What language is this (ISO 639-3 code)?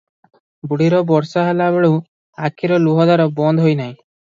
ori